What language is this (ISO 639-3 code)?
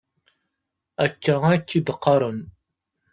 kab